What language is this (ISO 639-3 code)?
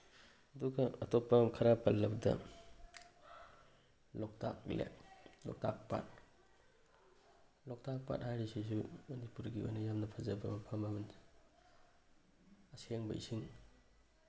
mni